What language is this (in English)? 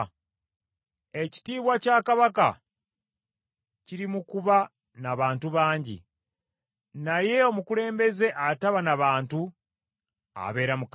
Ganda